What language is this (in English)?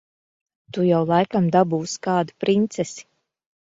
Latvian